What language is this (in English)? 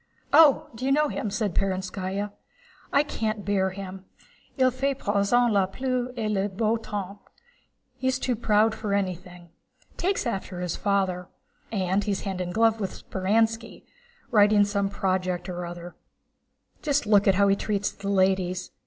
English